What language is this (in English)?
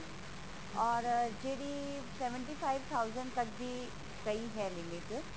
Punjabi